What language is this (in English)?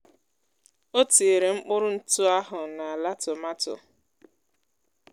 Igbo